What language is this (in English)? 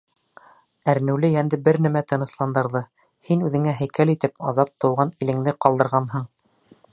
Bashkir